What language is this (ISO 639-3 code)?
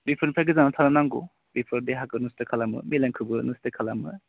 brx